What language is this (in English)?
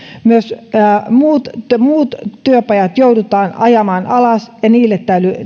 Finnish